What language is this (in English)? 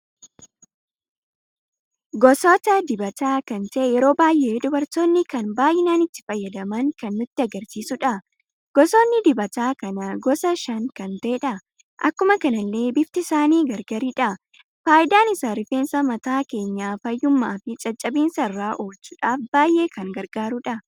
Oromo